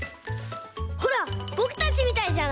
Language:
Japanese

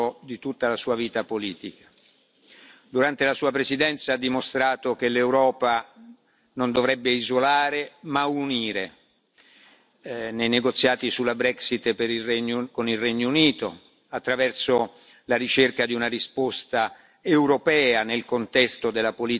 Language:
Italian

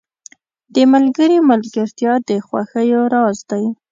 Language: Pashto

